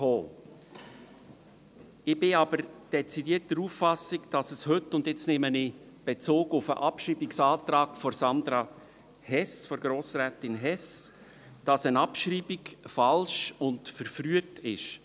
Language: Swiss German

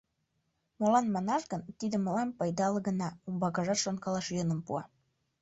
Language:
Mari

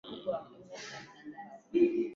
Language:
Swahili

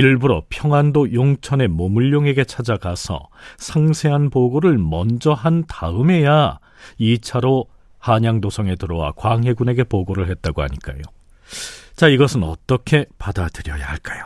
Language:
Korean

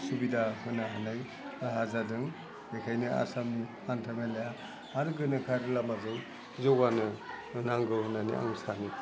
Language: Bodo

